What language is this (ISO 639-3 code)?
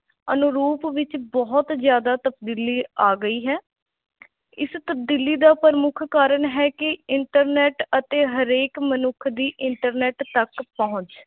pan